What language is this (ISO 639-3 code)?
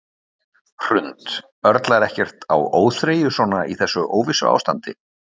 isl